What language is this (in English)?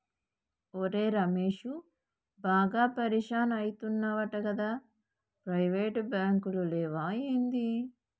Telugu